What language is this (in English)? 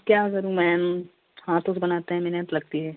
Hindi